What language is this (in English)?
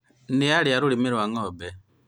Kikuyu